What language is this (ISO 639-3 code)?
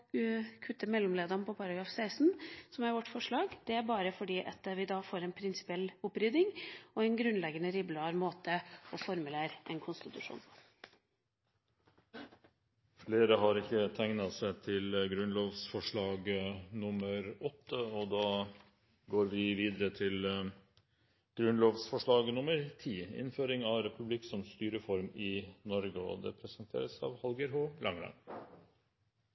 nor